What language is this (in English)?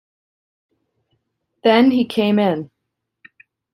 English